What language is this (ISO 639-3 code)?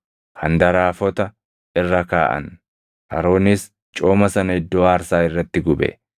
orm